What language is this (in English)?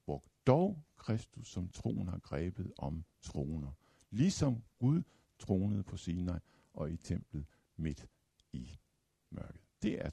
Danish